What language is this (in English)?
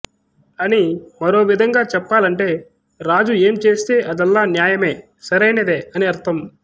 Telugu